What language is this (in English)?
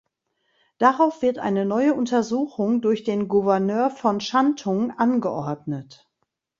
German